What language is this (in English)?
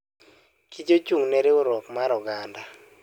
Luo (Kenya and Tanzania)